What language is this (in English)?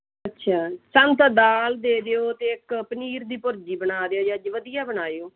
Punjabi